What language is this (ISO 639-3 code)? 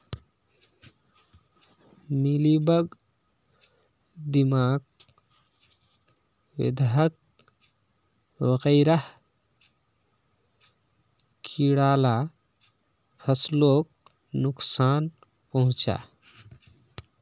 mag